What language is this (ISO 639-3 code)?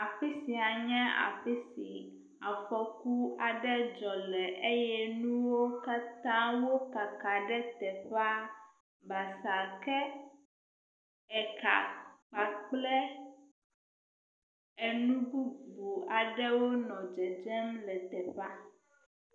ewe